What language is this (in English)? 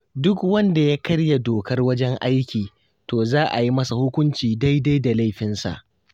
Hausa